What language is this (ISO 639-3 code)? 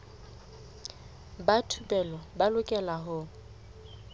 sot